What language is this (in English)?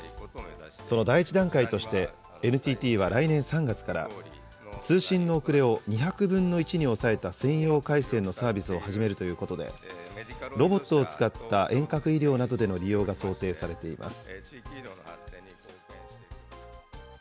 Japanese